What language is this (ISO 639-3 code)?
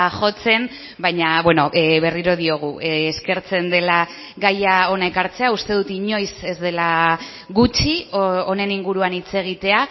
eus